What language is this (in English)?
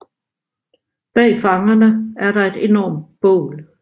Danish